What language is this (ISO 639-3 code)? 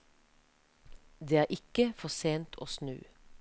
nor